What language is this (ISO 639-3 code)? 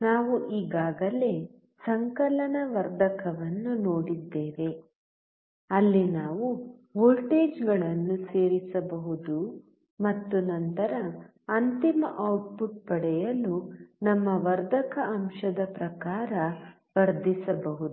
kan